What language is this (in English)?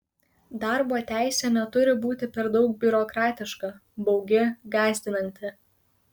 Lithuanian